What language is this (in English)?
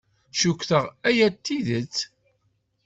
Kabyle